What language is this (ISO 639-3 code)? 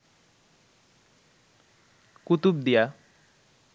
ben